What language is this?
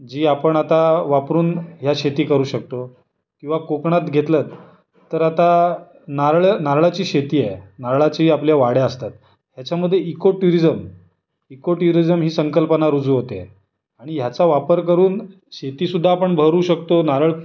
Marathi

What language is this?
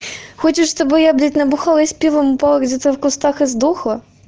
Russian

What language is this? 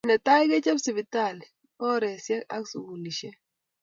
Kalenjin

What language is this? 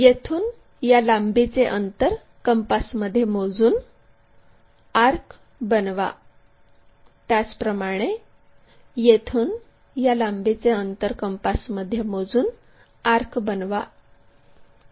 Marathi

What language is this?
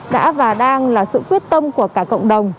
Vietnamese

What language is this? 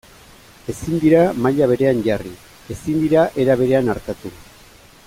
Basque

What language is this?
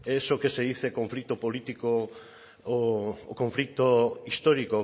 Spanish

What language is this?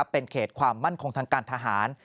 Thai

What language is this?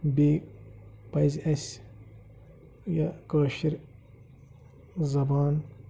Kashmiri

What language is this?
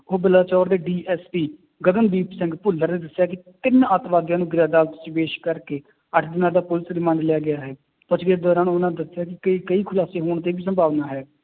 Punjabi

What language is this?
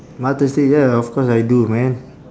English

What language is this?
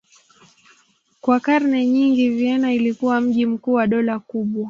Swahili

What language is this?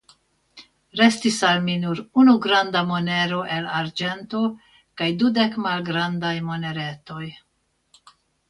Esperanto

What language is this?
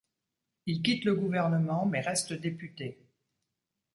French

